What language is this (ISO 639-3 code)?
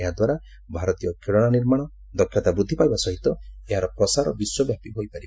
ori